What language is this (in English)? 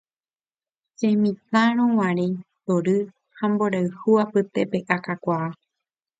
Guarani